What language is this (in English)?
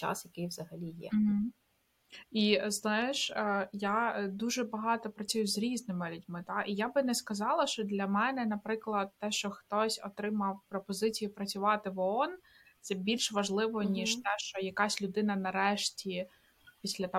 Ukrainian